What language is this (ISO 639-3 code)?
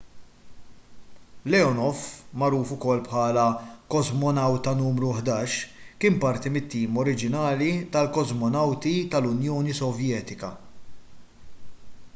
mlt